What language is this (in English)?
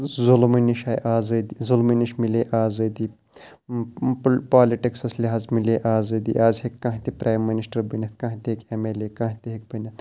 Kashmiri